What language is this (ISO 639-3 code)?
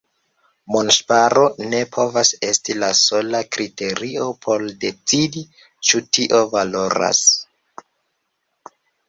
epo